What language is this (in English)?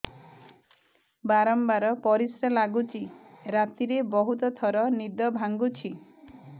Odia